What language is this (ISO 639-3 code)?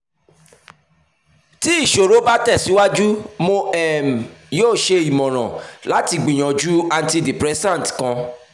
yor